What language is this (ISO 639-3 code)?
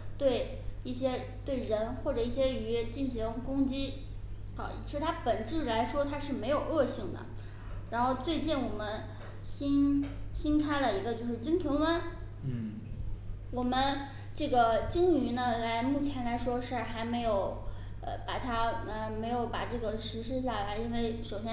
zho